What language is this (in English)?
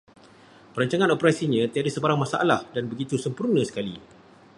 Malay